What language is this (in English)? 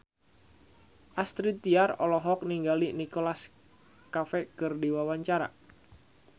Sundanese